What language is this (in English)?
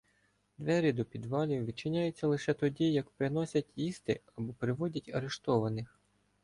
Ukrainian